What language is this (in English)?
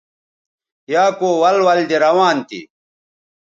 Bateri